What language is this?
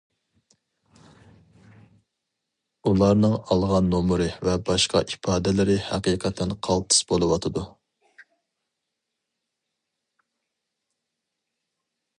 Uyghur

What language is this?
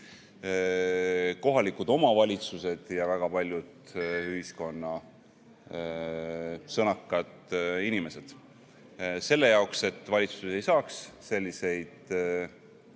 Estonian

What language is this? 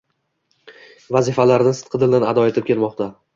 Uzbek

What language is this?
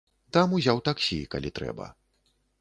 Belarusian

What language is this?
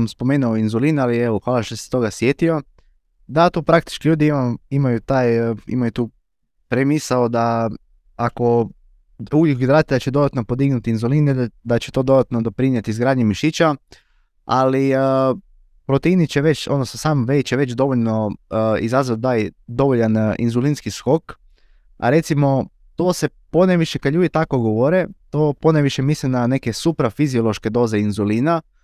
Croatian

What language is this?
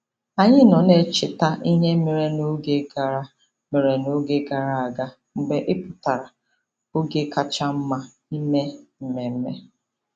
Igbo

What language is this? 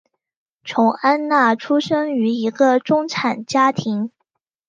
Chinese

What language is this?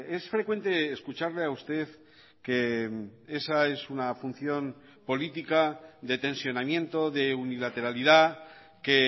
Spanish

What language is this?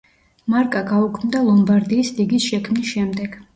Georgian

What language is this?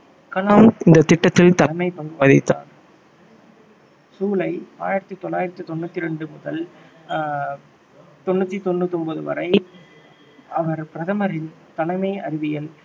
Tamil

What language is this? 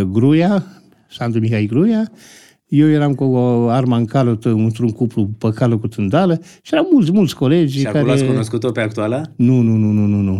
Romanian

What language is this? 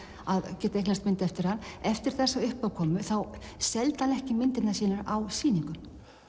Icelandic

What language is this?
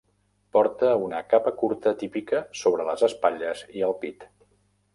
Catalan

